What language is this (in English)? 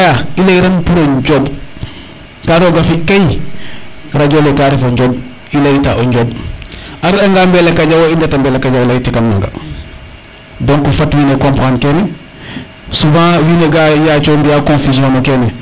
Serer